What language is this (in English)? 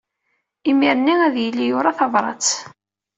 Kabyle